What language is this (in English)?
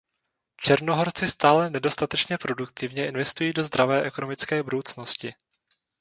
Czech